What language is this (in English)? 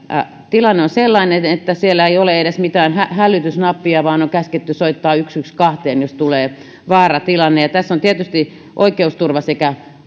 Finnish